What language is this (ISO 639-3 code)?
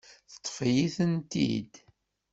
kab